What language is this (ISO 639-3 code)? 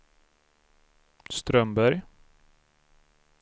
swe